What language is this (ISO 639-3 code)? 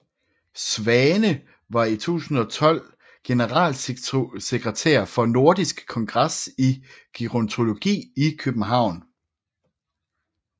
dan